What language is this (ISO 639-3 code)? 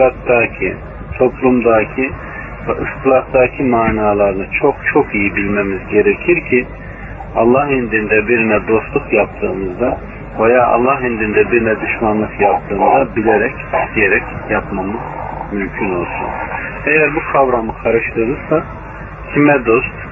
tur